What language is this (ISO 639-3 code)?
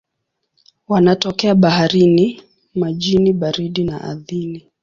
swa